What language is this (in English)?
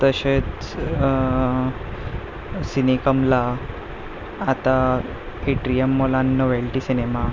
Konkani